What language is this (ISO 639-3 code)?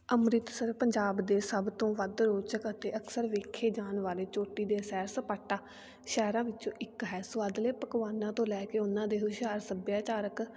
pan